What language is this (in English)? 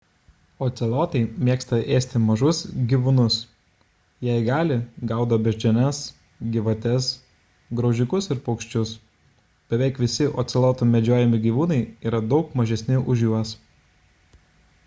Lithuanian